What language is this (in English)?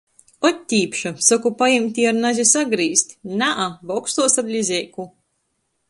Latgalian